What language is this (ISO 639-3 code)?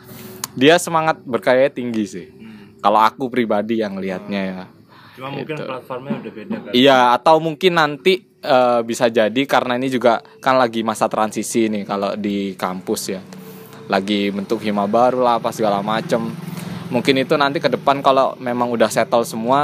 ind